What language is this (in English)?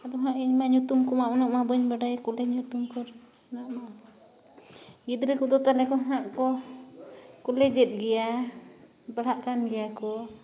Santali